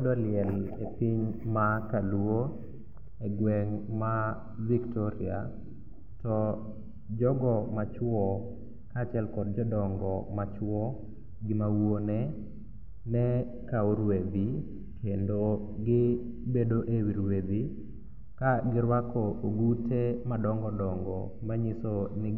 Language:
Luo (Kenya and Tanzania)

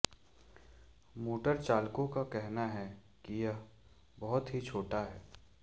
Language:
Hindi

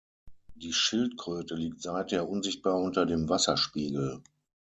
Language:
German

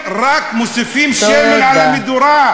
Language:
Hebrew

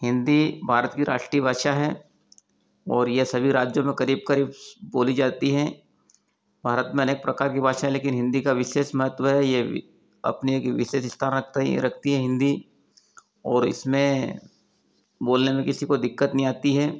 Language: Hindi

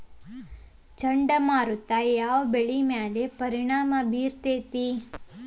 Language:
Kannada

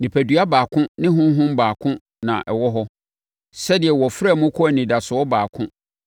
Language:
Akan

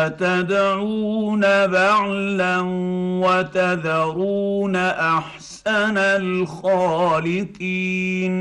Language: Arabic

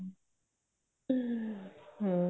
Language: Punjabi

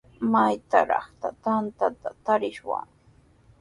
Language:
Sihuas Ancash Quechua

